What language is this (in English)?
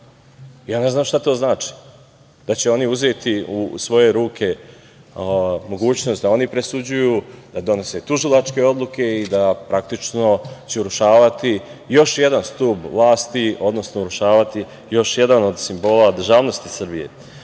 Serbian